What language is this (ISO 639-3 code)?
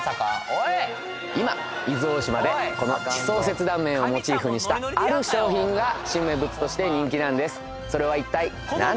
jpn